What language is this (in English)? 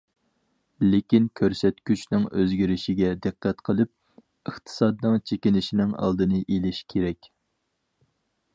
Uyghur